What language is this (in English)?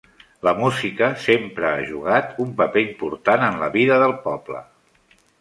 Catalan